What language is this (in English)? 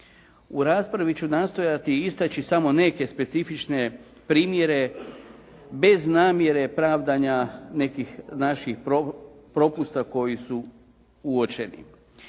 Croatian